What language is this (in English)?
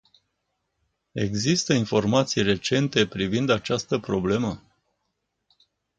Romanian